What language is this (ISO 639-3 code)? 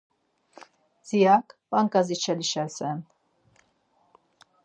lzz